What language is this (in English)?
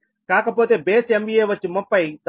Telugu